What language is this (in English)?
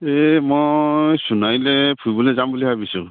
Assamese